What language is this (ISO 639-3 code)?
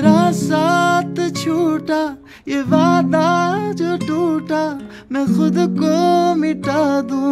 hin